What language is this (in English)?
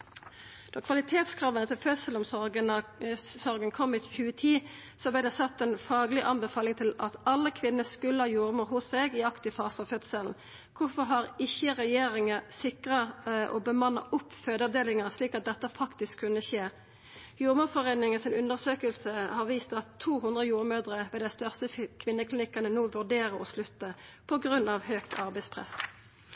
Norwegian Nynorsk